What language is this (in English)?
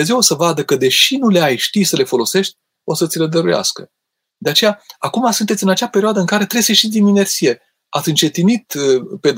Romanian